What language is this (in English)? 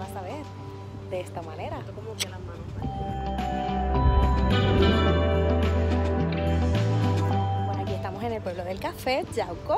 Spanish